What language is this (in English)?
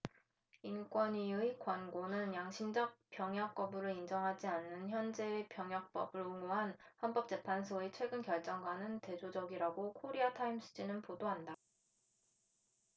Korean